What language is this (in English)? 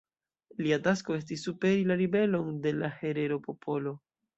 Esperanto